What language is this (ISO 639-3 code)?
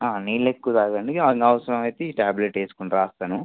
tel